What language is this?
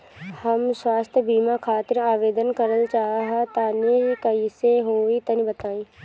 Bhojpuri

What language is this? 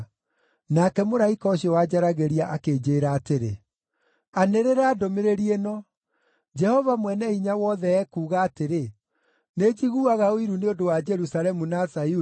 Kikuyu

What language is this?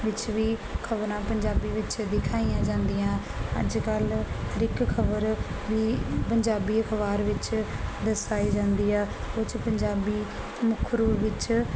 Punjabi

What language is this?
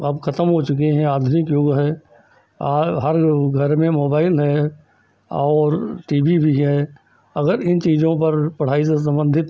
Hindi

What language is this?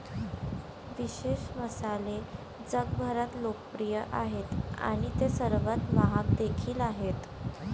Marathi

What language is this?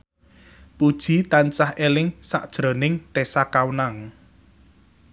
Javanese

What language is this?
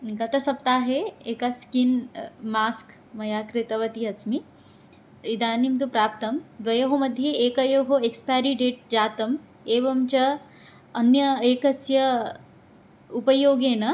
Sanskrit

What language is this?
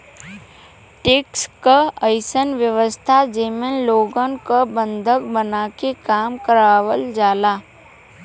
Bhojpuri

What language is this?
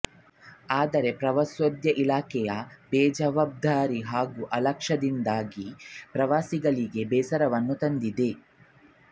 Kannada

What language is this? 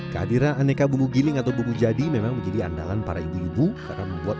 Indonesian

